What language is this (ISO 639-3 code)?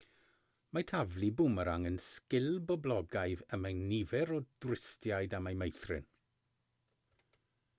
cym